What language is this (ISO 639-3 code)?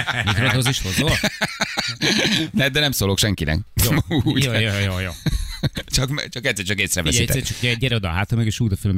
hun